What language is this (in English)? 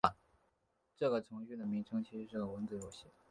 Chinese